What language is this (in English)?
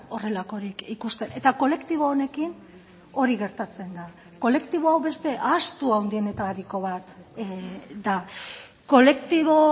Basque